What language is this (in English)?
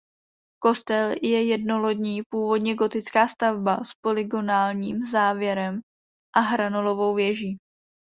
Czech